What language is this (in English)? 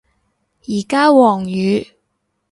Cantonese